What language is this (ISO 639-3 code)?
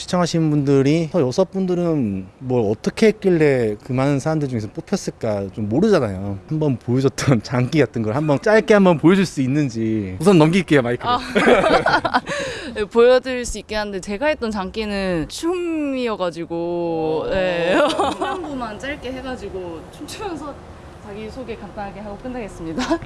kor